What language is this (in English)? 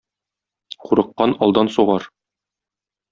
Tatar